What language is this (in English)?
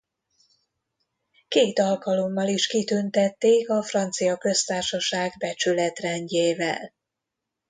Hungarian